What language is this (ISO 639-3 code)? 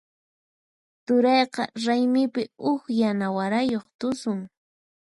qxp